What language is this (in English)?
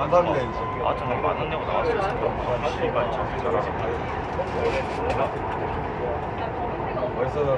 Korean